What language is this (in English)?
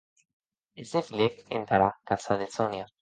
Occitan